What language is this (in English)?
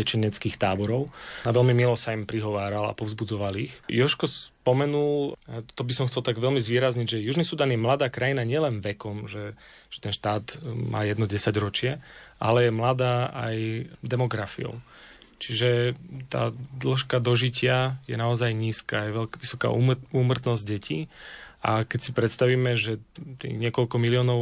Slovak